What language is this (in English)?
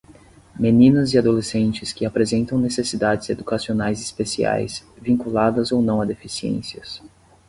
Portuguese